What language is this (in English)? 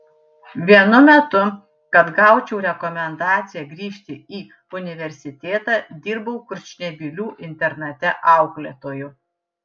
Lithuanian